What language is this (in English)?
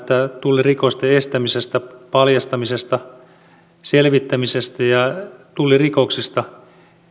Finnish